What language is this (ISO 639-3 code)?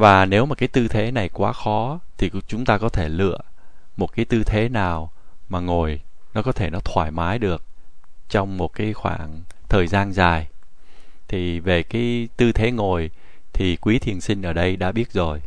vie